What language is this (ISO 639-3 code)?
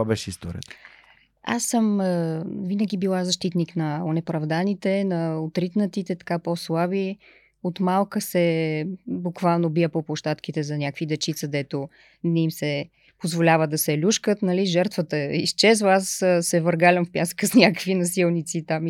bul